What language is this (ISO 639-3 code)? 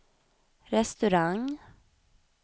swe